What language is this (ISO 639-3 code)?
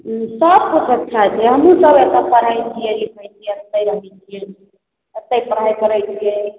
mai